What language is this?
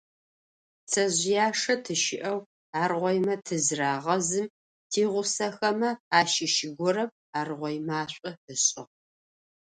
Adyghe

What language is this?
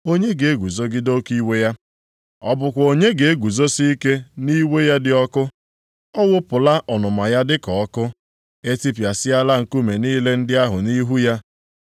Igbo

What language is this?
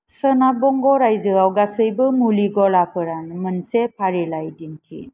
Bodo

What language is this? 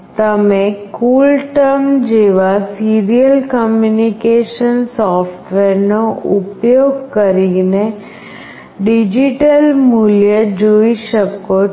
Gujarati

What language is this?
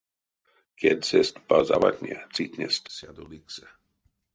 Erzya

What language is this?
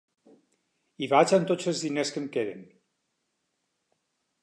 Catalan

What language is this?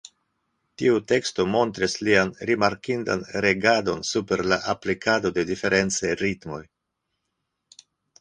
Esperanto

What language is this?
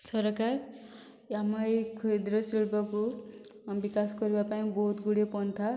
Odia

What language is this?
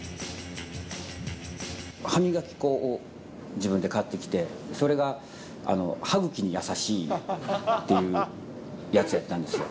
Japanese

